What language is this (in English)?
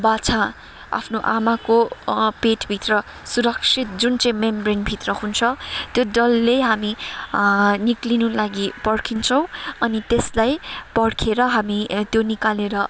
Nepali